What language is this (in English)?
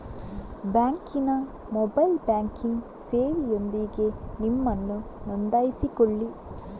Kannada